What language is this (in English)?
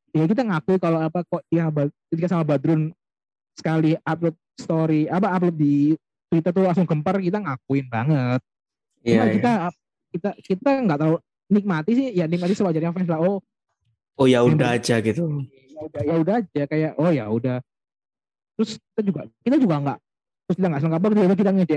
Indonesian